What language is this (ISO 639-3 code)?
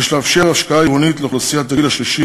heb